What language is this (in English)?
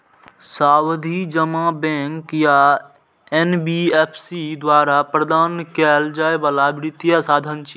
Maithili